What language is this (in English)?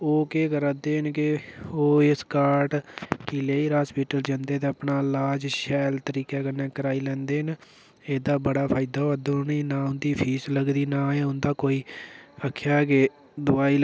Dogri